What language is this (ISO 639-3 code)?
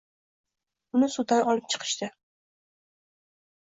uzb